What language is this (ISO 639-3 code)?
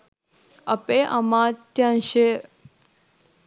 sin